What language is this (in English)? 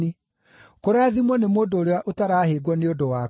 Kikuyu